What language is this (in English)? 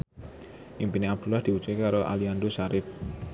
Javanese